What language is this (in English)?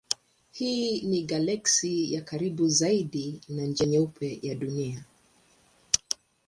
Swahili